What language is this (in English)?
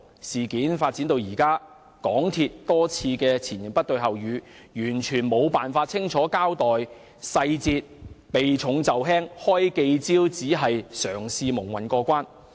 Cantonese